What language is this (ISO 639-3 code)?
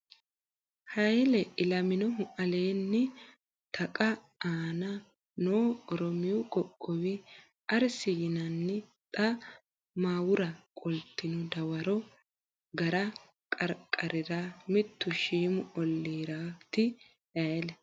sid